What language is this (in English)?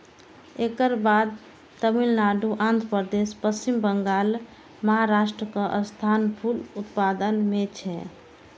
Maithili